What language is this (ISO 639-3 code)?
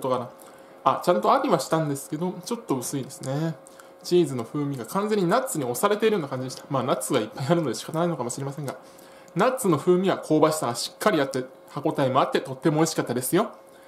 jpn